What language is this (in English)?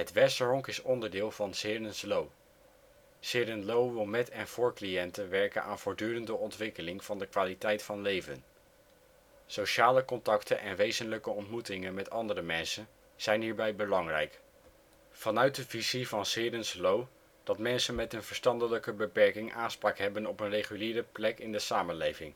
Dutch